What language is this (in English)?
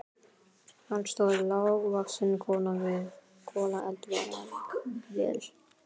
Icelandic